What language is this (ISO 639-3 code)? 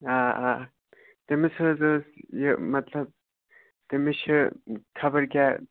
kas